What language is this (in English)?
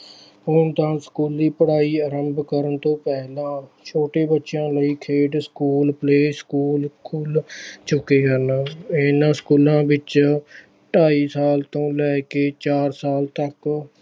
Punjabi